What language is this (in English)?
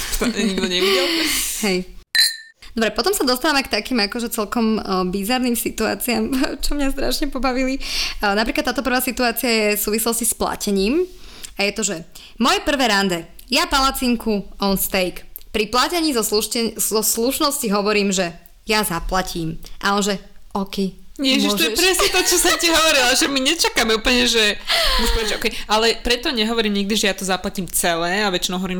Slovak